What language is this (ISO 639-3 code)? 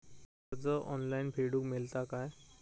mar